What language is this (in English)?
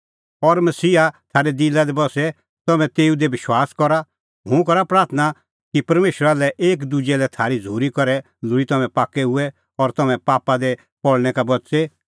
Kullu Pahari